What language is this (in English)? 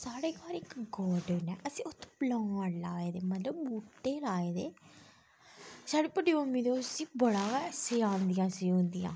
Dogri